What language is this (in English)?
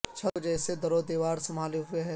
Urdu